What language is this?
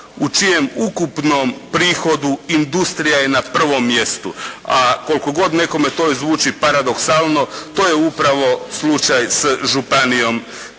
Croatian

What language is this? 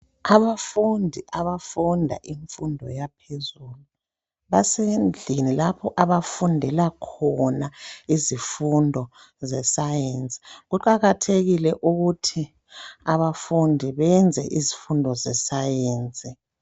North Ndebele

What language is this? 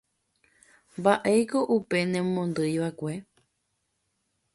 Guarani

